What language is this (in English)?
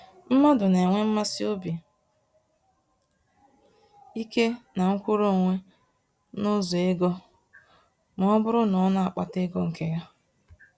Igbo